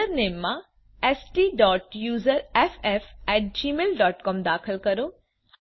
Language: Gujarati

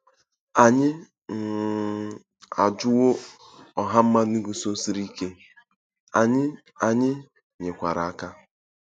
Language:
Igbo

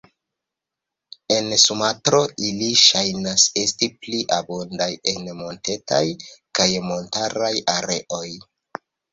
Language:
Esperanto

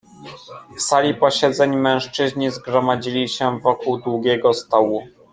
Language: Polish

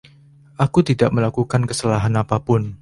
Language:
Indonesian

